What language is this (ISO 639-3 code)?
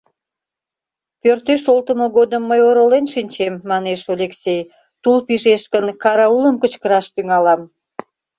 chm